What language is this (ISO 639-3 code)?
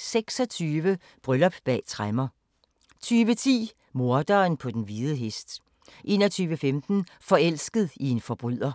dan